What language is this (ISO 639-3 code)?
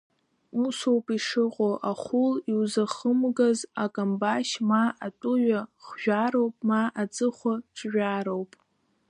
abk